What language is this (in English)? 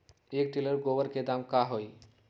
Magahi